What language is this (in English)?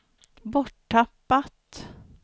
Swedish